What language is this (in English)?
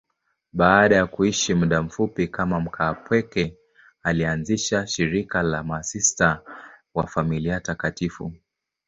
Swahili